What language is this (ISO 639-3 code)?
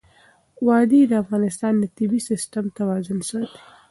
pus